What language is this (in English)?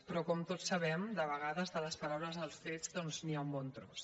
Catalan